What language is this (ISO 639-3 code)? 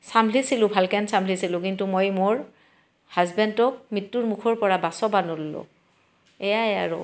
asm